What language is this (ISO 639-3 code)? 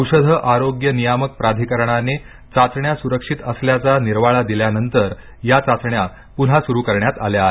mar